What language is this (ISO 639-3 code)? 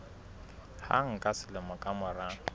sot